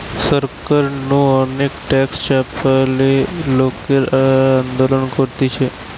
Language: Bangla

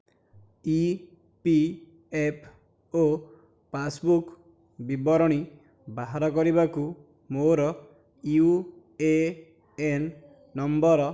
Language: Odia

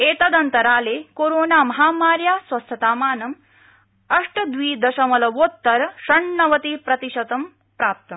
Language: Sanskrit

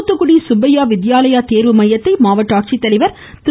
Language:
Tamil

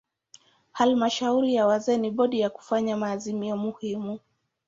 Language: Swahili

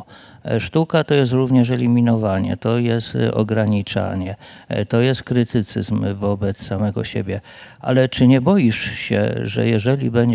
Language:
Polish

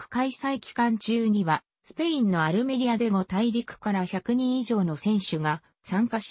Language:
Japanese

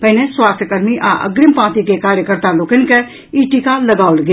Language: Maithili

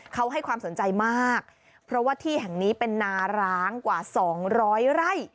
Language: Thai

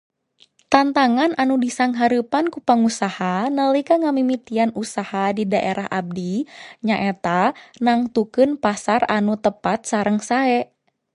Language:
Sundanese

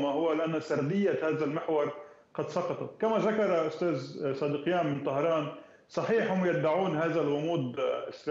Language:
Arabic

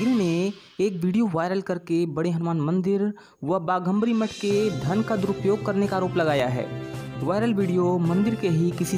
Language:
Hindi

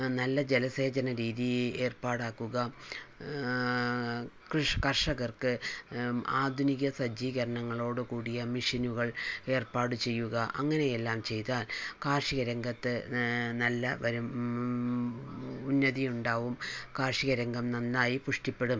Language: Malayalam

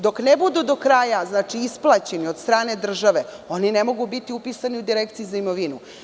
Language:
Serbian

